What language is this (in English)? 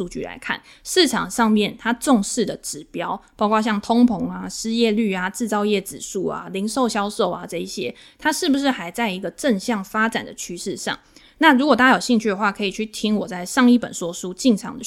Chinese